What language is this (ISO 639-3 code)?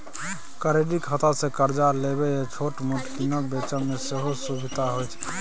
mai